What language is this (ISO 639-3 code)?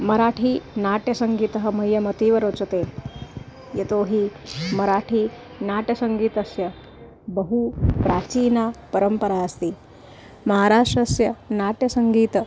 san